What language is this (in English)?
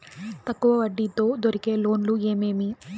Telugu